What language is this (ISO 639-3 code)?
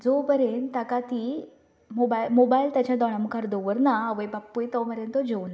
kok